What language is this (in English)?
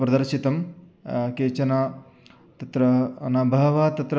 Sanskrit